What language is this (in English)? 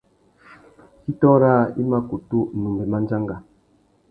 Tuki